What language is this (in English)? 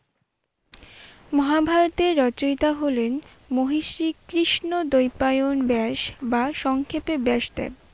Bangla